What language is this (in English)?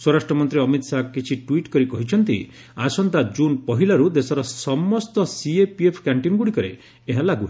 Odia